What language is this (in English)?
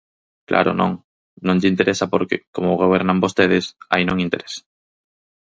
Galician